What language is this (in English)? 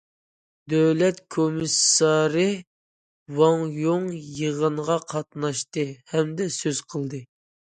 Uyghur